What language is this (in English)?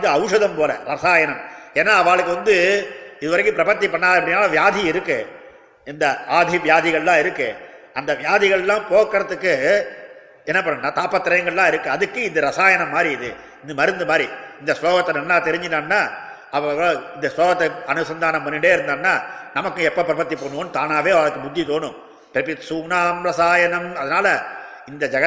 Tamil